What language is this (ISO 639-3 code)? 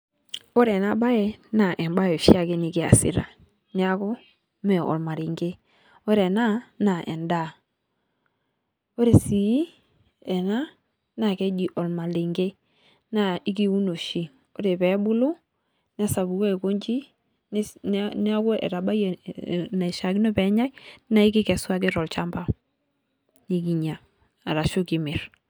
mas